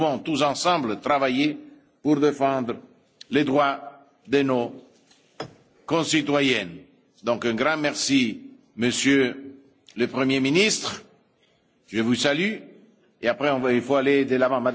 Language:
French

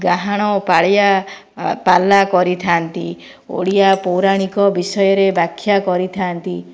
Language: Odia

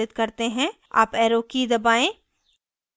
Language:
Hindi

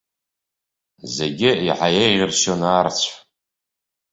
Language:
Abkhazian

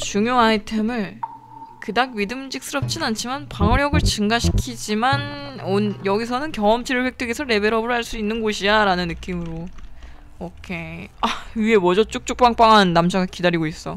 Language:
Korean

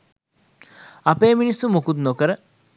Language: Sinhala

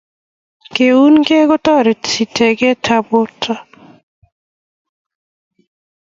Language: Kalenjin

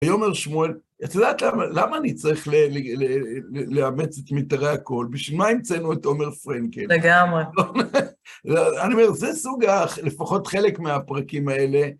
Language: Hebrew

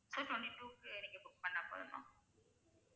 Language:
Tamil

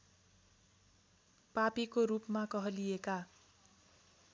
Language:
Nepali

